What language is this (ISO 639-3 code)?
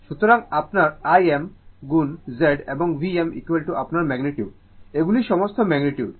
ben